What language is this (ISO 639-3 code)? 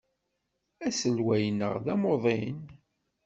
kab